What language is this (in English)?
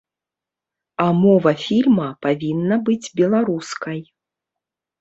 Belarusian